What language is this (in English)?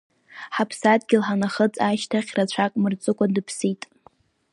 Abkhazian